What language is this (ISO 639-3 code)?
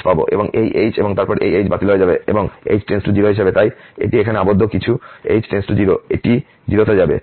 ben